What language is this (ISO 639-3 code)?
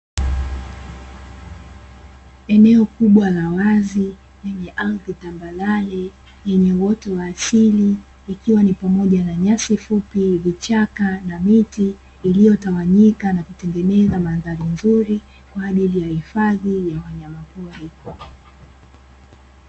swa